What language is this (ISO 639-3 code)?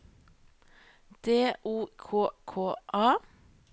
nor